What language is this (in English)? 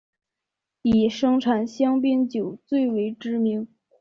Chinese